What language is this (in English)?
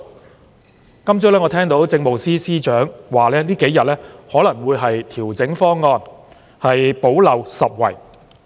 Cantonese